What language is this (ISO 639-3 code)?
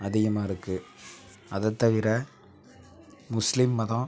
tam